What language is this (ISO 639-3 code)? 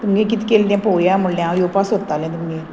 kok